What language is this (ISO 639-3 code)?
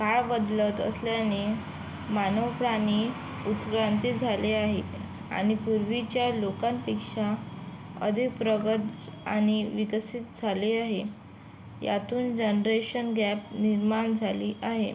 mar